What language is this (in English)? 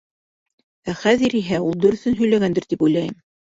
Bashkir